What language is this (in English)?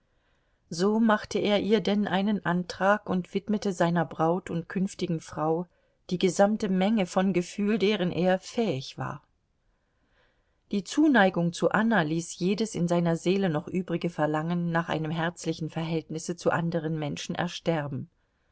German